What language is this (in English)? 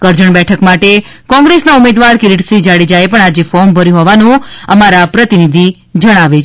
Gujarati